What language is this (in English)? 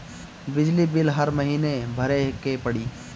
Bhojpuri